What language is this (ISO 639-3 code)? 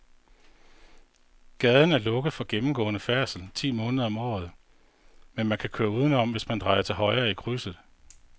dan